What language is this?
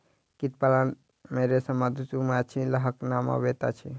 Maithili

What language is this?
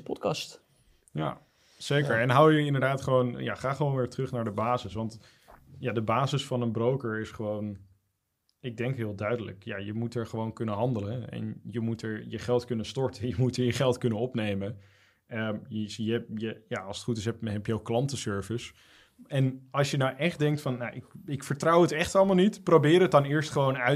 Dutch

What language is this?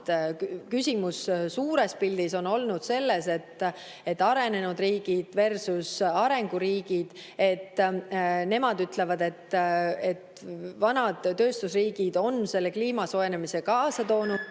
Estonian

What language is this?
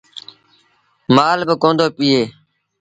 Sindhi Bhil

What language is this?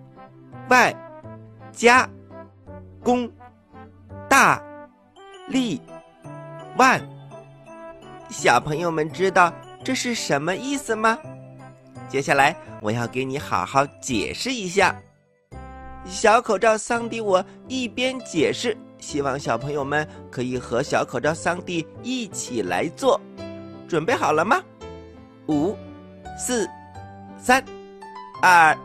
Chinese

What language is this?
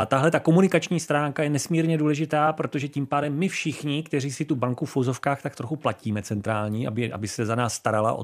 Czech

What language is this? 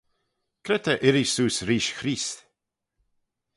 Manx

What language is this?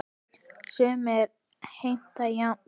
Icelandic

